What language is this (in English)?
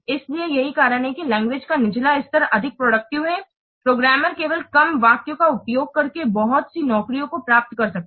Hindi